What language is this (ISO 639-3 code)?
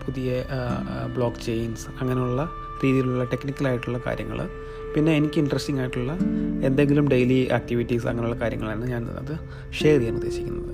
mal